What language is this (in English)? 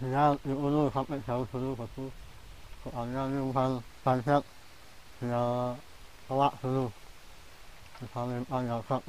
Arabic